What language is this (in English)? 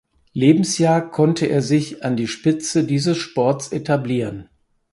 German